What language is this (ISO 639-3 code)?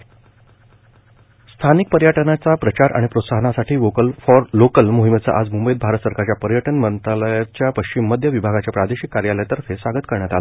mar